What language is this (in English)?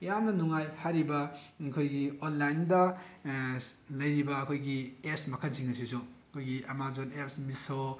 Manipuri